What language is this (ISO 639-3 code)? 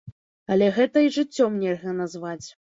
bel